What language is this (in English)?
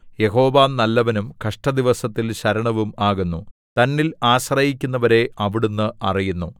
Malayalam